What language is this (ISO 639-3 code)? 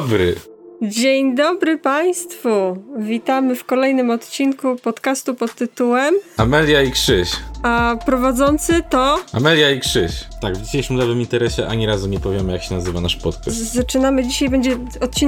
pol